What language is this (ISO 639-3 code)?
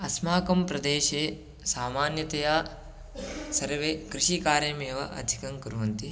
san